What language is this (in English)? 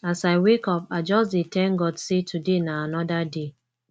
Nigerian Pidgin